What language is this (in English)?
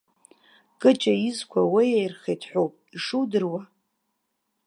Abkhazian